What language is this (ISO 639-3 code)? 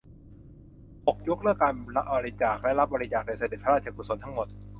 tha